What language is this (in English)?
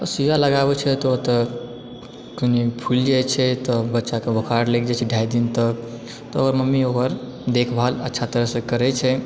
Maithili